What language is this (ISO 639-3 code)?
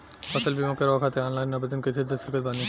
bho